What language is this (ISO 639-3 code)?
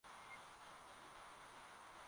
swa